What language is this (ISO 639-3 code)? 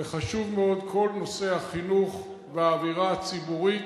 heb